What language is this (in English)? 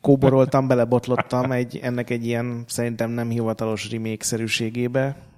Hungarian